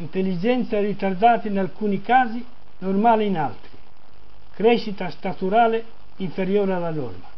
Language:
Italian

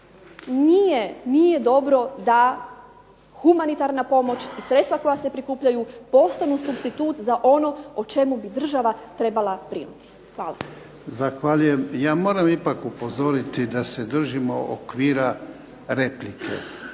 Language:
Croatian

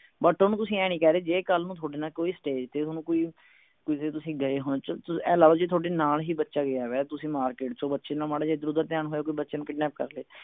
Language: Punjabi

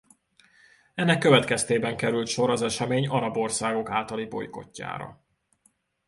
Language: Hungarian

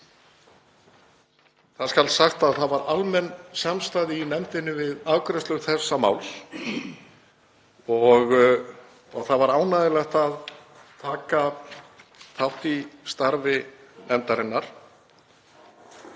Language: Icelandic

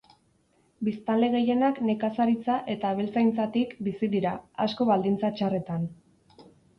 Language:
Basque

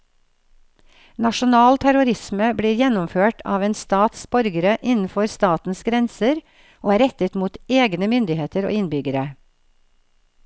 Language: Norwegian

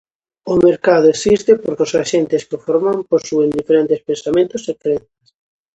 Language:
Galician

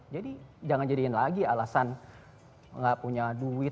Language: Indonesian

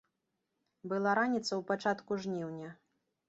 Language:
Belarusian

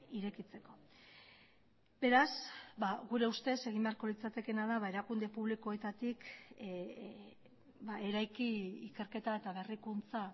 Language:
Basque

